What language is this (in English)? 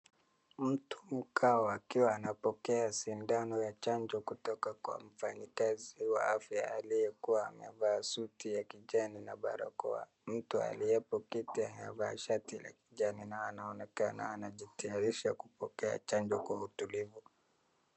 Swahili